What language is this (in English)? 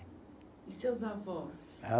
Portuguese